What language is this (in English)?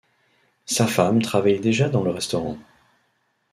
French